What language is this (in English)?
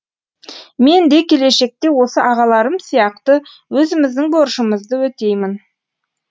Kazakh